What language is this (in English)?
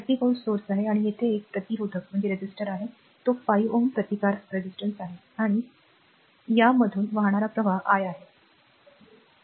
Marathi